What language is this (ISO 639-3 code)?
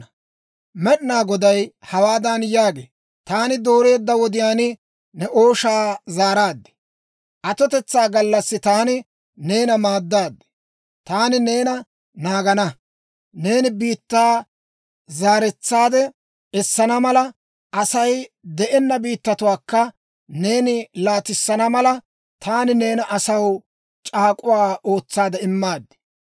dwr